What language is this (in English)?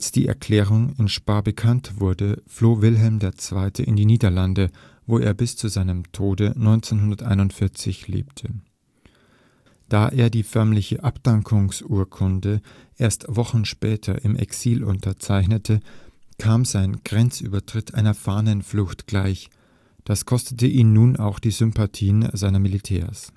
German